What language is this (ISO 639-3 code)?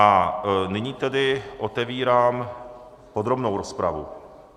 ces